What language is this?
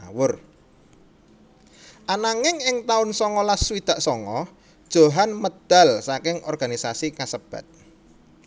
Javanese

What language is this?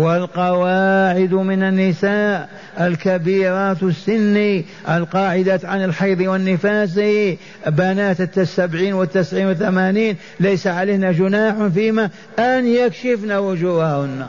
Arabic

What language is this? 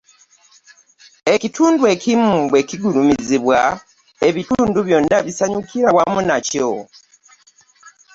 Ganda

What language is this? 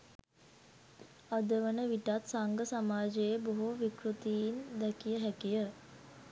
Sinhala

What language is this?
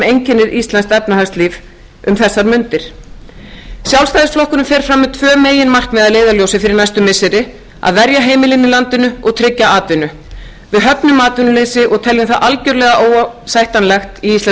Icelandic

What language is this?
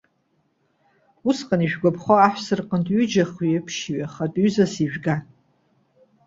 Abkhazian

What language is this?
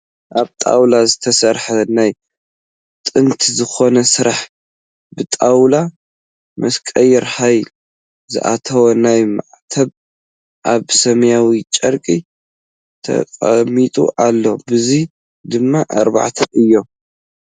Tigrinya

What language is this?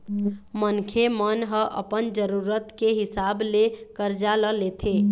Chhattisgarhi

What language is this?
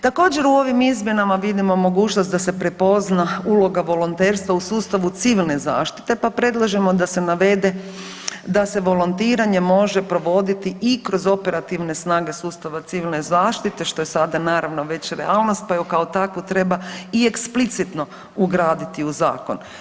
Croatian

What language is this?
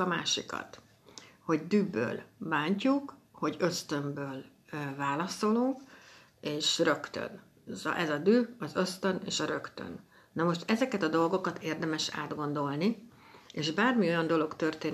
Hungarian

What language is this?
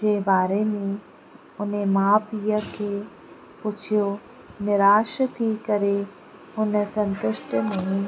Sindhi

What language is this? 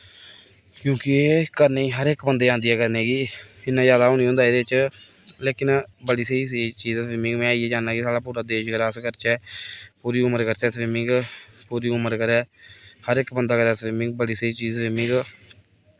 Dogri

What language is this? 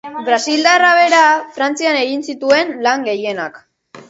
Basque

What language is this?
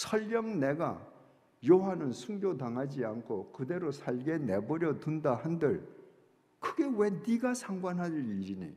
Korean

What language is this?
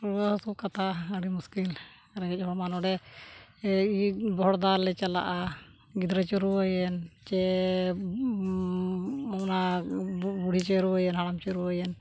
Santali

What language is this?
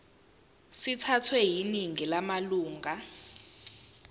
Zulu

